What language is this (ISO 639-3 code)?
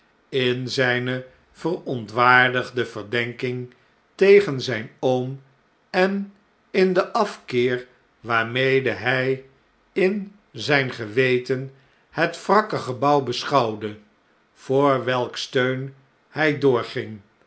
nld